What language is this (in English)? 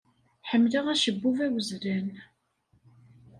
Kabyle